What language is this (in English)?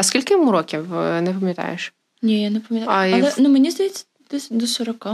Ukrainian